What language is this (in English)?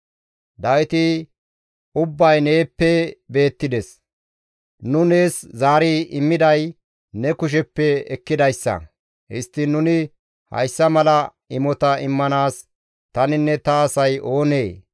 Gamo